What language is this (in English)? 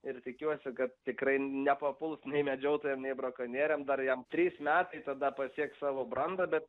Lithuanian